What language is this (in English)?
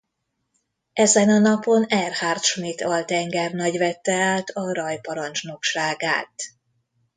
Hungarian